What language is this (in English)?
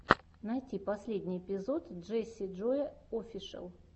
Russian